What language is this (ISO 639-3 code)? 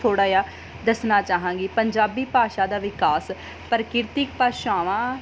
pan